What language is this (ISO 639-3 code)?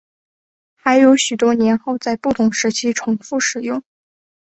zho